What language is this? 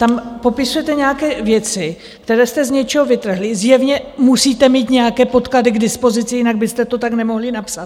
Czech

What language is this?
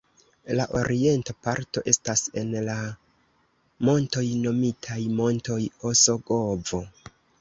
Esperanto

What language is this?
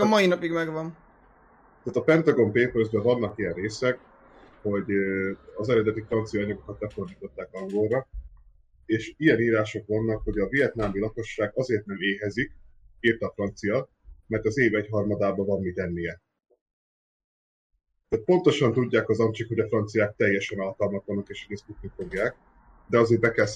Hungarian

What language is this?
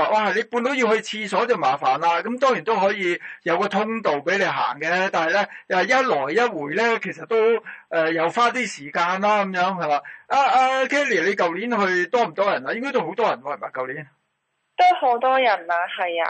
Chinese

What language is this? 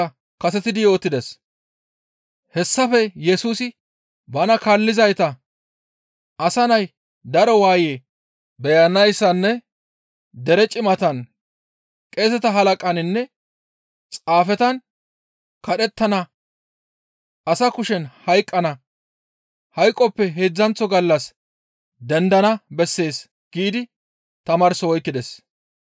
Gamo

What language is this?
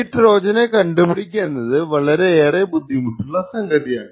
Malayalam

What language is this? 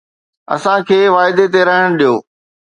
Sindhi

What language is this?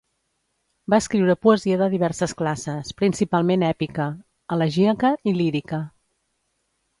Catalan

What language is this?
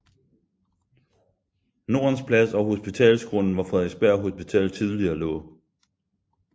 Danish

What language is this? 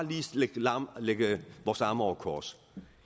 Danish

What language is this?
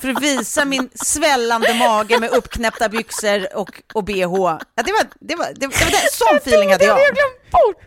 Swedish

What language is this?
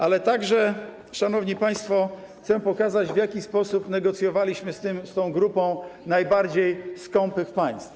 Polish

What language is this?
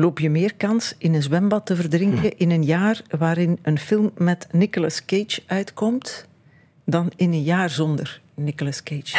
Dutch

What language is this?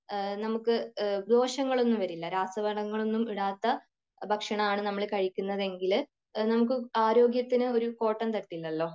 Malayalam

